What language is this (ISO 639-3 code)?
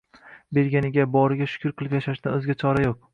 uzb